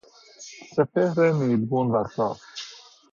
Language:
Persian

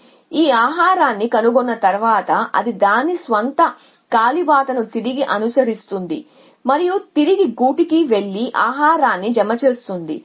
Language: Telugu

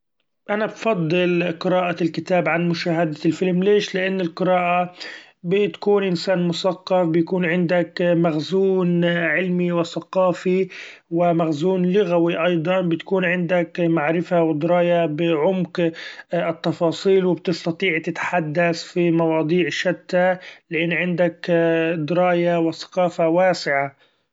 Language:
Gulf Arabic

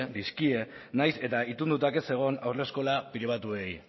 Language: Basque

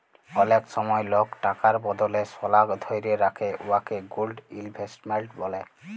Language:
Bangla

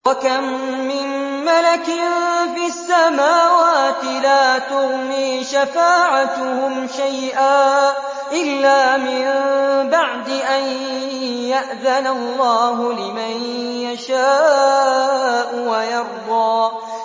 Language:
Arabic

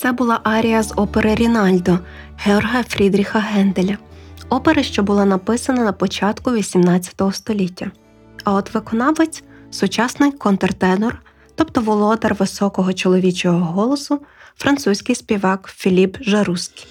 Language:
Ukrainian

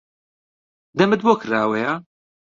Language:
Central Kurdish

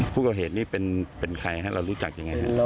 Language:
Thai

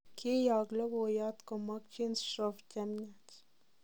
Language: Kalenjin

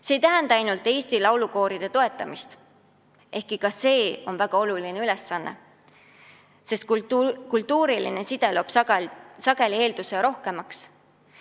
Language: Estonian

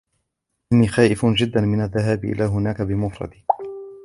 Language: Arabic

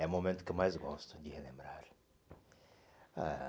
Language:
Portuguese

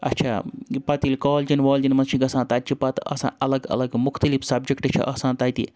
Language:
Kashmiri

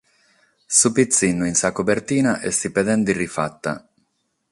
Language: Sardinian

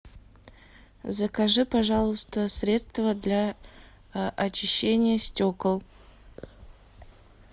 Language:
Russian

